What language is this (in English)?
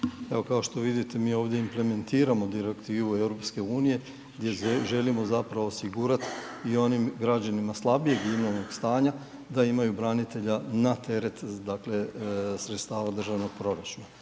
Croatian